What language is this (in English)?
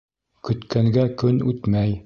Bashkir